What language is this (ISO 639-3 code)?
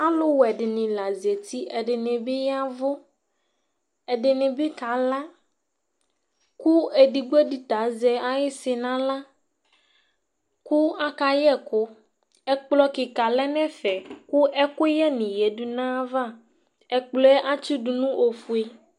kpo